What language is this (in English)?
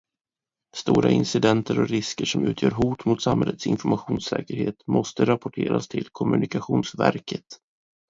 Swedish